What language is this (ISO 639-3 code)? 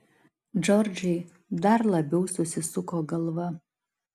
lit